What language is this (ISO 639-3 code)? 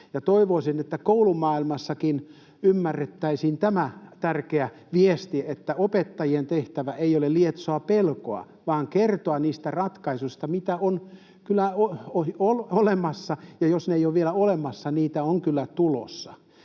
fin